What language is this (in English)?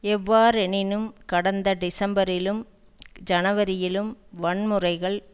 Tamil